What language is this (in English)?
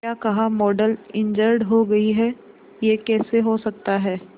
Hindi